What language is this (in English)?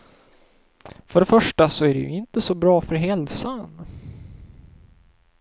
Swedish